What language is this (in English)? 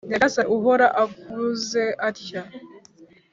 Kinyarwanda